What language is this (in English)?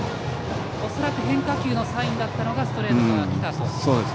Japanese